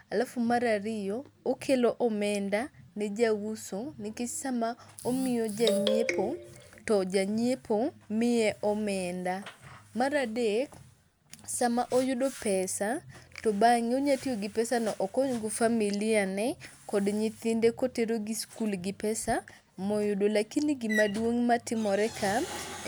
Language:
Luo (Kenya and Tanzania)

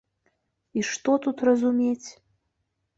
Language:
Belarusian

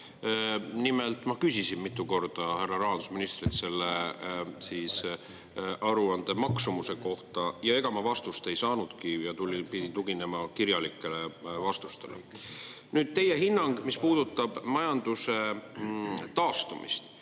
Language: Estonian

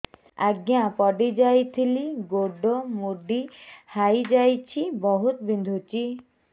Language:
Odia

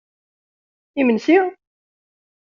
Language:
Kabyle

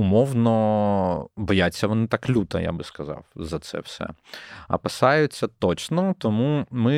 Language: Ukrainian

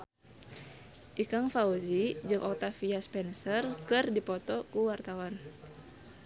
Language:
Sundanese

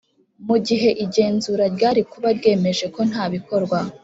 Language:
Kinyarwanda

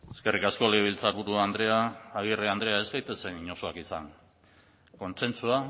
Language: Basque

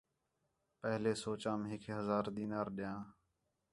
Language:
Khetrani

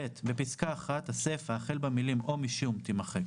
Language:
Hebrew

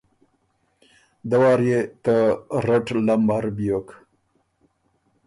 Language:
Ormuri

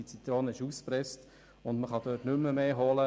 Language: Swiss German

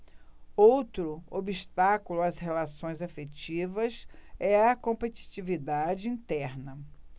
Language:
Portuguese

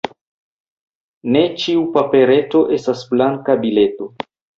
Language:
Esperanto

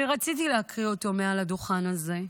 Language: Hebrew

